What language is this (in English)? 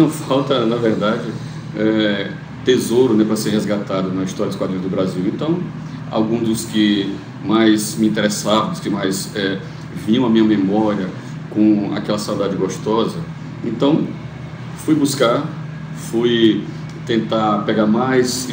Portuguese